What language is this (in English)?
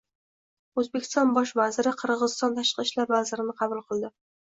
Uzbek